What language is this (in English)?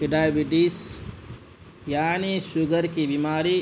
Urdu